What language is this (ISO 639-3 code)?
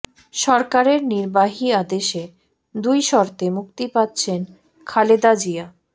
ben